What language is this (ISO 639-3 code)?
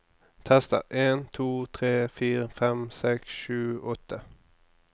nor